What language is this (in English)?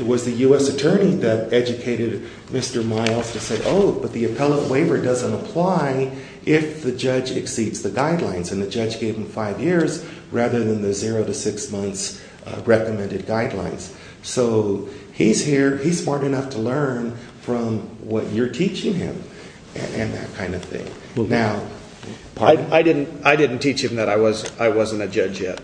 English